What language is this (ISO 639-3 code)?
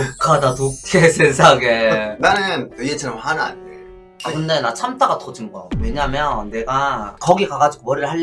kor